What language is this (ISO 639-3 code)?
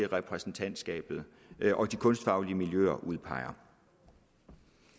dan